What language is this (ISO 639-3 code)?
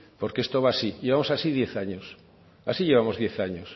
spa